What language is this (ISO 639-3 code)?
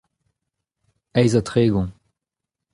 bre